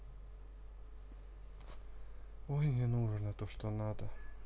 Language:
Russian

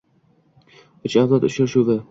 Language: Uzbek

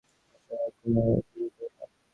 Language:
Bangla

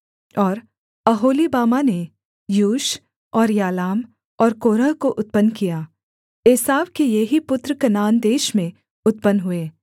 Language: Hindi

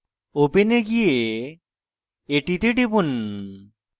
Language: Bangla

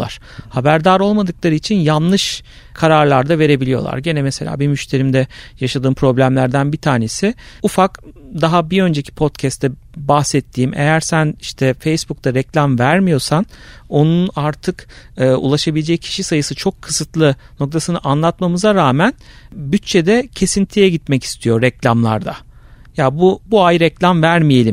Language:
Turkish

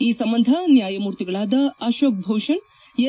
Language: Kannada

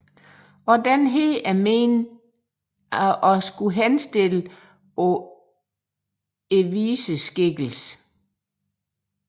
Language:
Danish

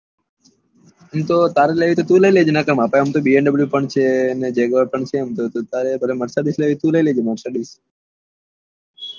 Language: Gujarati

